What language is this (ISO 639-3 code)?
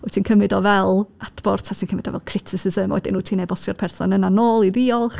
cym